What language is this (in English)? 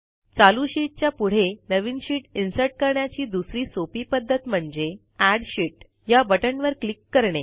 Marathi